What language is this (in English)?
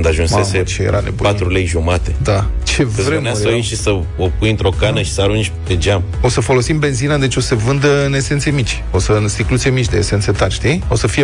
Romanian